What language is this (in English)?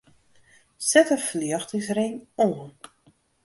Western Frisian